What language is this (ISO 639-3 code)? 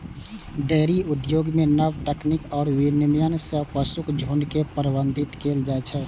mai